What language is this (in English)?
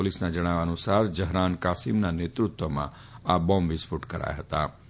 Gujarati